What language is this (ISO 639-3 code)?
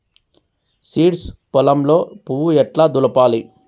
tel